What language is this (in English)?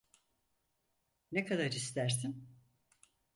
Turkish